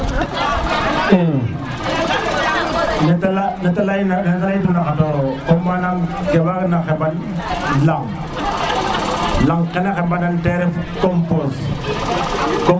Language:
Serer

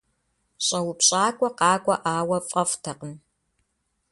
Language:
Kabardian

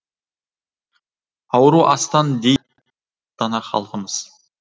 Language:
Kazakh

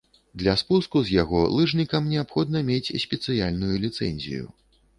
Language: Belarusian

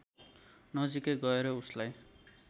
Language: Nepali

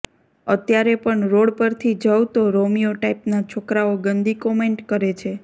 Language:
Gujarati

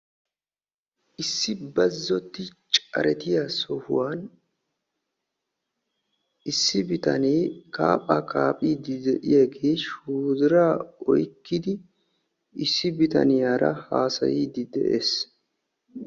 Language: Wolaytta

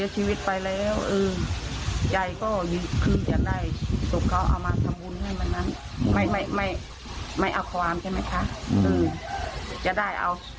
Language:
Thai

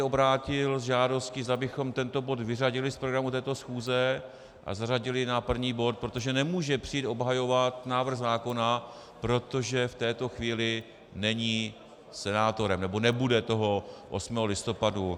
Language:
Czech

